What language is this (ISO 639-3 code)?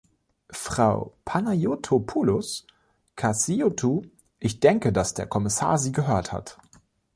deu